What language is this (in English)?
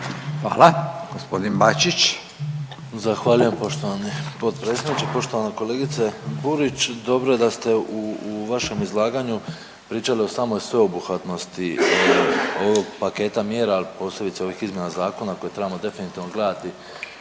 Croatian